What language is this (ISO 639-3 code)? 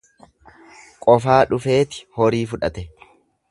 orm